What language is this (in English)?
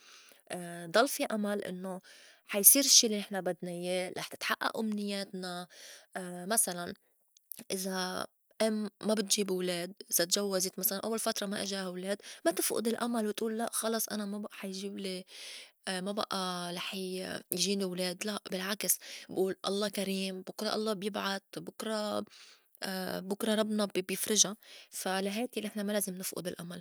North Levantine Arabic